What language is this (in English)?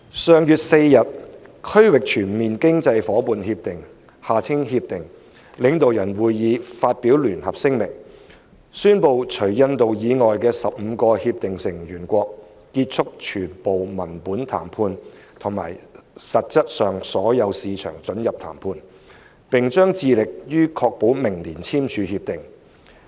Cantonese